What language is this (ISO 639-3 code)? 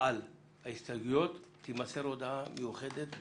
heb